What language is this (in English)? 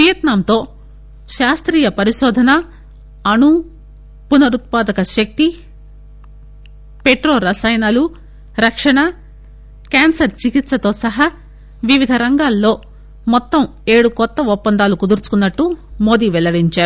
Telugu